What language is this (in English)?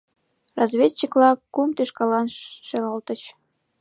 Mari